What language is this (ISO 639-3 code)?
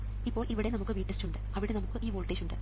mal